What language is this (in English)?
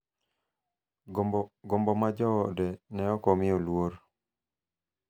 Luo (Kenya and Tanzania)